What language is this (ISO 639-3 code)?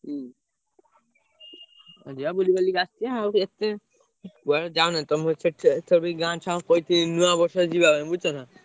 ori